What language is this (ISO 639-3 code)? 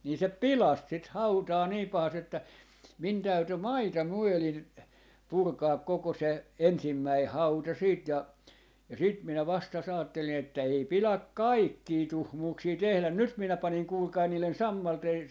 fin